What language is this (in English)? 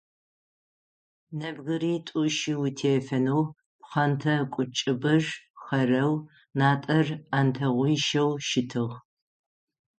Adyghe